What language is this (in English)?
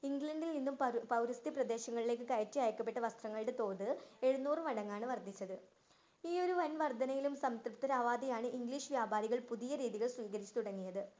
Malayalam